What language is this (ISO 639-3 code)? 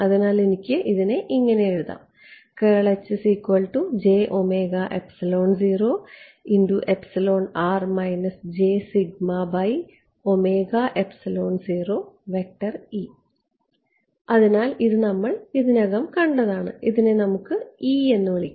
mal